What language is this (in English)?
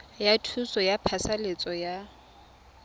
Tswana